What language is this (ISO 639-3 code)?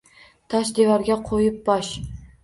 uzb